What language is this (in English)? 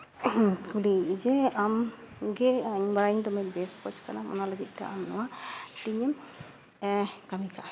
Santali